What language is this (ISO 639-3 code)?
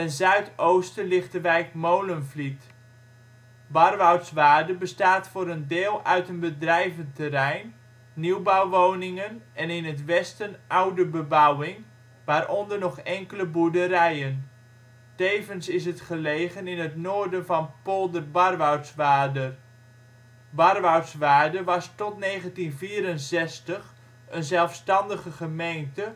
nld